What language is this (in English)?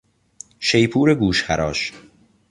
Persian